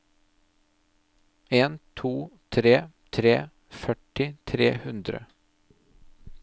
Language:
Norwegian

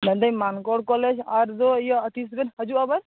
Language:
Santali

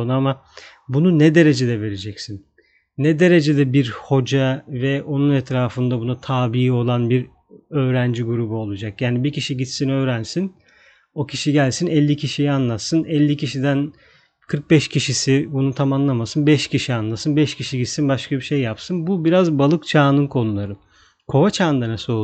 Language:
Turkish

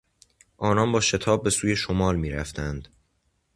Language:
Persian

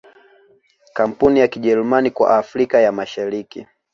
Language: Swahili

